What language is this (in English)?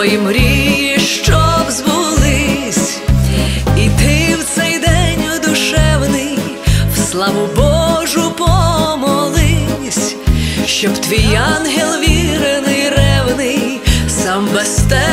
Ukrainian